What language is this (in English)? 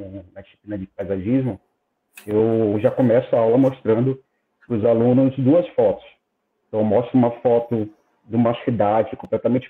Portuguese